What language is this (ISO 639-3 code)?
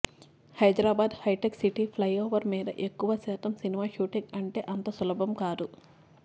tel